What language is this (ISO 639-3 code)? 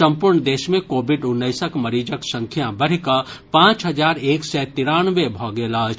mai